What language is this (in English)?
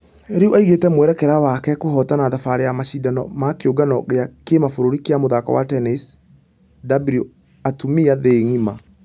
Kikuyu